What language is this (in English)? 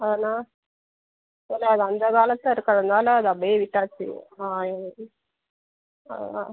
Tamil